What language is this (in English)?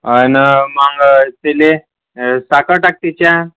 Marathi